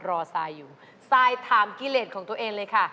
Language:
Thai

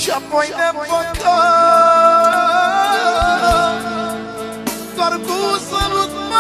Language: Romanian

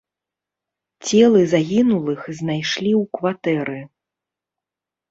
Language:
Belarusian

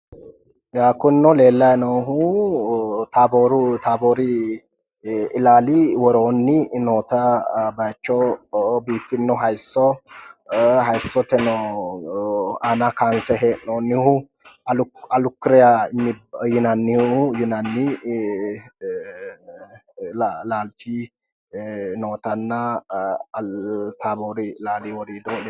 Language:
Sidamo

